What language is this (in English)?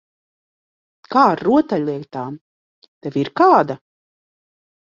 Latvian